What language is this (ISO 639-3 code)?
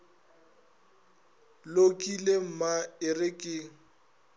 nso